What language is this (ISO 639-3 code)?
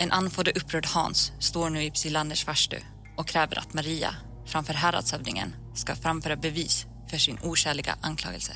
swe